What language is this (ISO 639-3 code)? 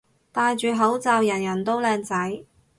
yue